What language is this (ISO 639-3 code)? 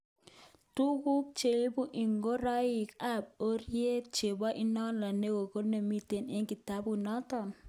kln